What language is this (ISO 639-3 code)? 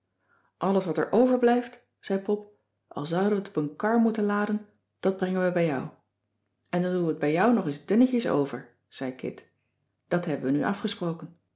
nld